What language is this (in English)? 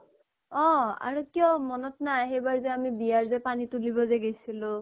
Assamese